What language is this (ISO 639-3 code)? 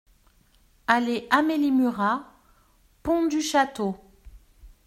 fra